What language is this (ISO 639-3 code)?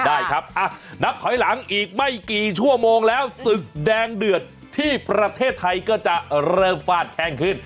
tha